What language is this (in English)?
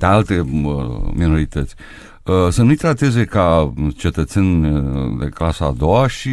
Romanian